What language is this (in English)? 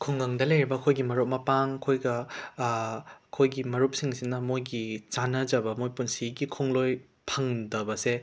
Manipuri